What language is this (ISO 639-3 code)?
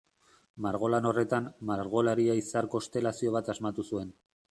eus